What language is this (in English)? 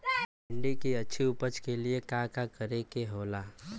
Bhojpuri